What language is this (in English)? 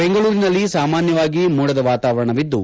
Kannada